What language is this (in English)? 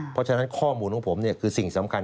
Thai